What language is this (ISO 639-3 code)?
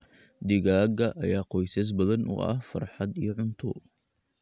som